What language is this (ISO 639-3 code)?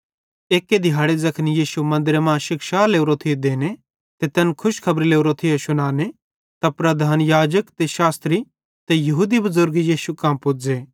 bhd